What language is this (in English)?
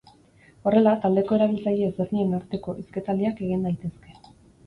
Basque